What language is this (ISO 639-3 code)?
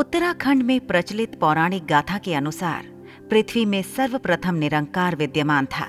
hin